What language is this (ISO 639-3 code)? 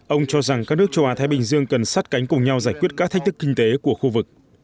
vie